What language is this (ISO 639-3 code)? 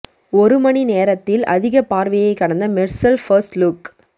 tam